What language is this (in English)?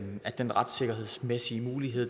Danish